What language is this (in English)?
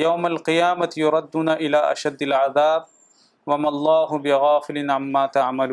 Urdu